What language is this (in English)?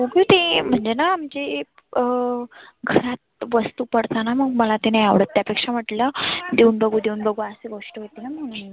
Marathi